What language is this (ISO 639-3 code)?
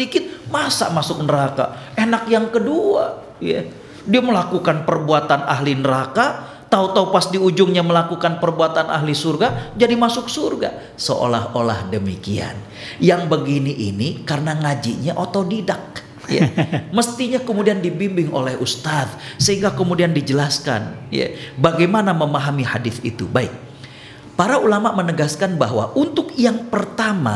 ind